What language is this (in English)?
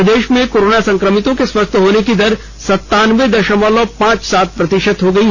Hindi